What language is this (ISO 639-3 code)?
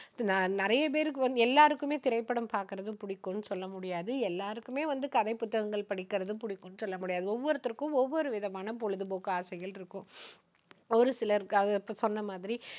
tam